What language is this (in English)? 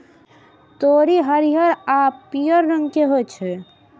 Maithili